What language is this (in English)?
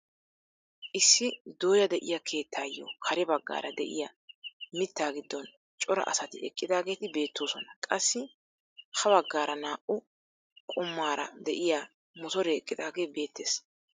Wolaytta